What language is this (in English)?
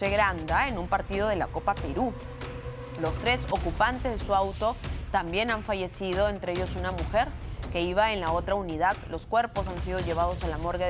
Spanish